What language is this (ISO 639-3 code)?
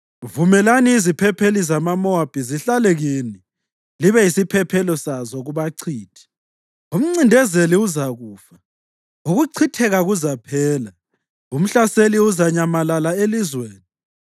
nde